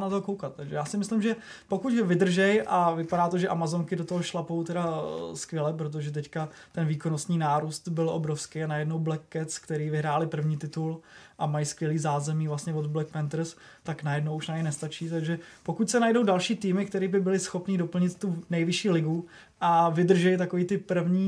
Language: Czech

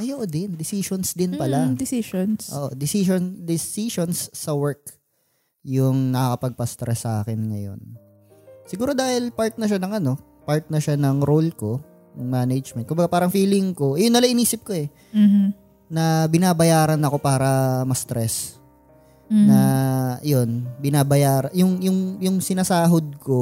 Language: Filipino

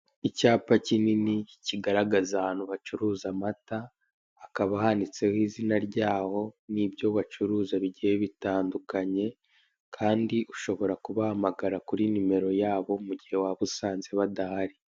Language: Kinyarwanda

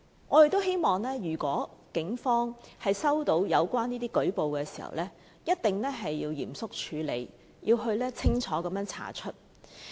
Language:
Cantonese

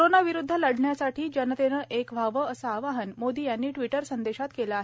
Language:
Marathi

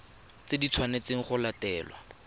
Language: Tswana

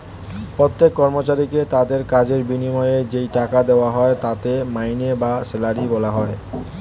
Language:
Bangla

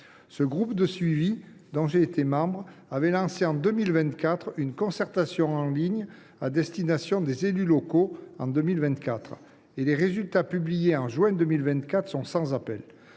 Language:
French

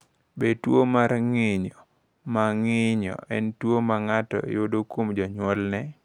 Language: Luo (Kenya and Tanzania)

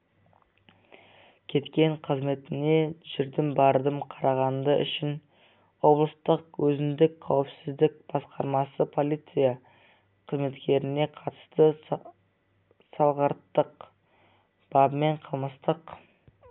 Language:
Kazakh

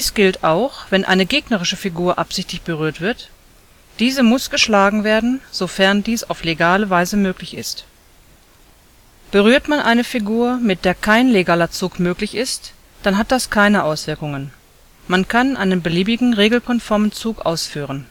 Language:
German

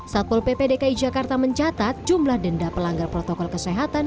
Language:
Indonesian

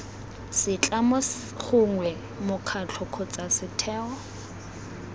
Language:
Tswana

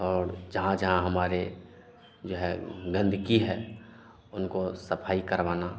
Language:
Hindi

